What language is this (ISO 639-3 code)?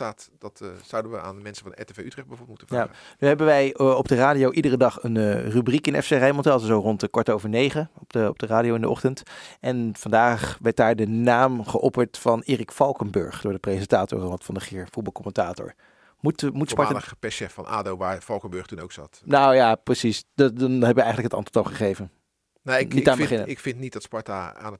nld